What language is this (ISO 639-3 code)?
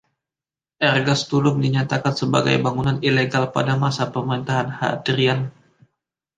ind